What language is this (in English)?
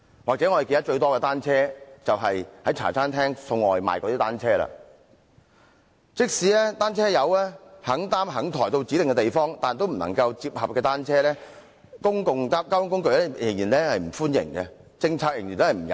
Cantonese